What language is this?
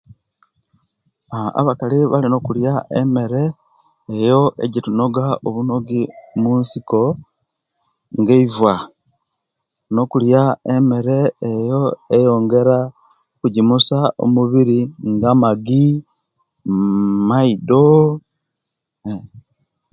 Kenyi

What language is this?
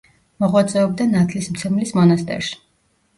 Georgian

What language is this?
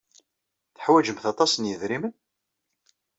Kabyle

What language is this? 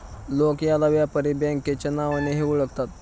Marathi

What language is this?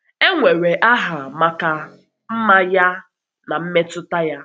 Igbo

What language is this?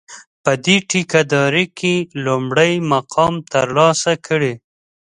Pashto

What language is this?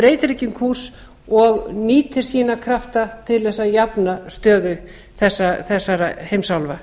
Icelandic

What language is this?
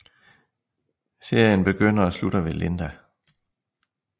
Danish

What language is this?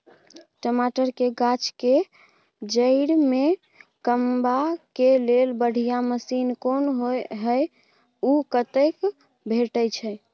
Maithili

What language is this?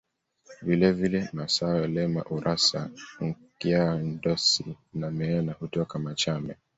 Swahili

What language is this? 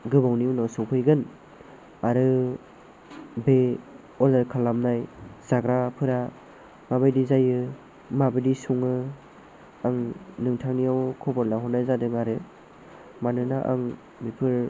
Bodo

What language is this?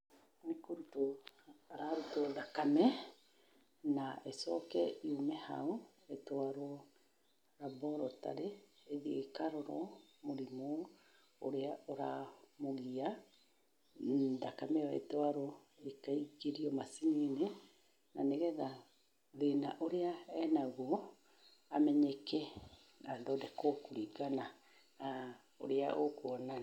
Kikuyu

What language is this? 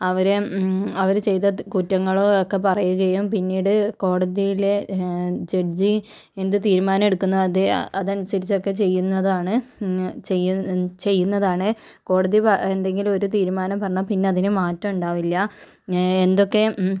Malayalam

